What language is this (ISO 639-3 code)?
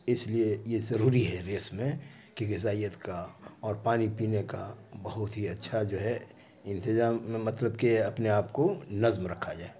urd